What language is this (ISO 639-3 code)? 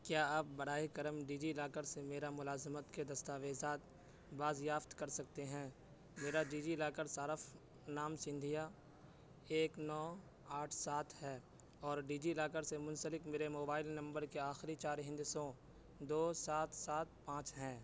urd